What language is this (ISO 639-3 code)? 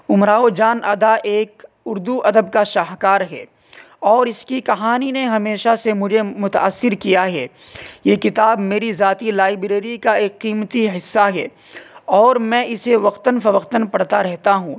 urd